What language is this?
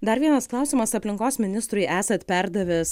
Lithuanian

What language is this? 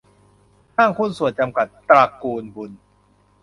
Thai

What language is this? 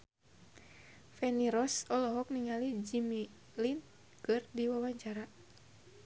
Sundanese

